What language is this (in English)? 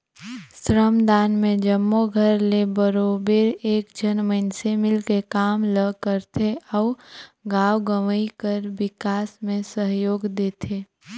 Chhattisgarhi